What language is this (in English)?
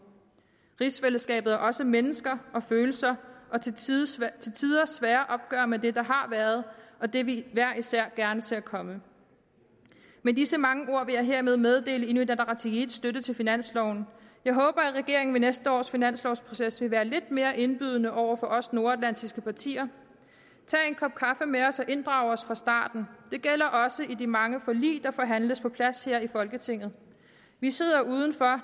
Danish